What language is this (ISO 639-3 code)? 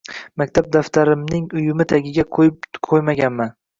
uzb